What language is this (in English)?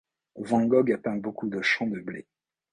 French